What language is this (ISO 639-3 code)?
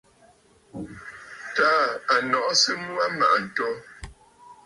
bfd